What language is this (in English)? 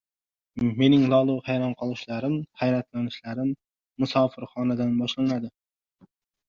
Uzbek